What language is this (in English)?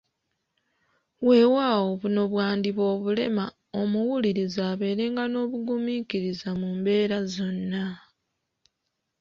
Ganda